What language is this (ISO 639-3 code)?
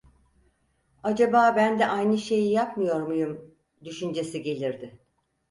tur